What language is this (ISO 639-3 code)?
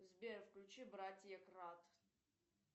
rus